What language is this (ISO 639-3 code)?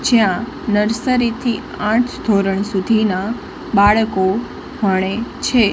guj